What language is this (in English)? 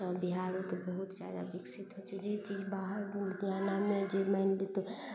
Maithili